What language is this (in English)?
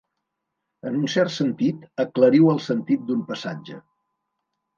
Catalan